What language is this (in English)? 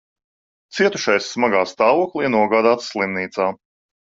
Latvian